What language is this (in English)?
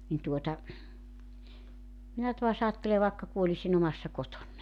Finnish